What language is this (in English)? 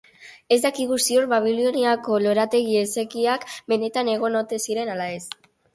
Basque